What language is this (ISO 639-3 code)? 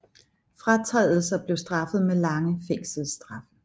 dan